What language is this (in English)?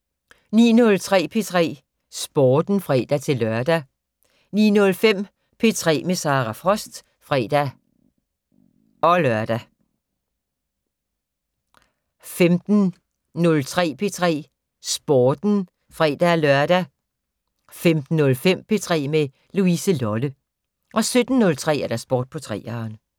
Danish